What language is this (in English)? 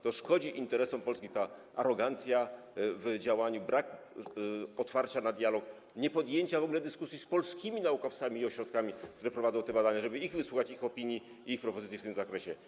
Polish